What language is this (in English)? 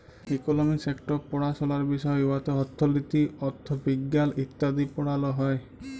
Bangla